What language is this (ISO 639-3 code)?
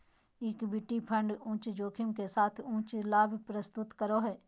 mag